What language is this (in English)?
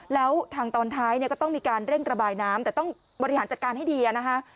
Thai